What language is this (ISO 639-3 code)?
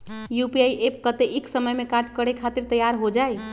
mag